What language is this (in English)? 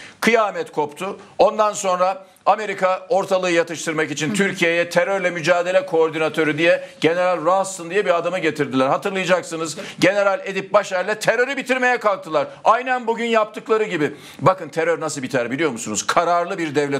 Turkish